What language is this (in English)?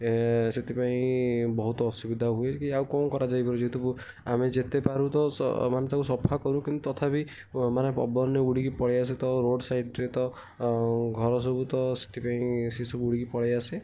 Odia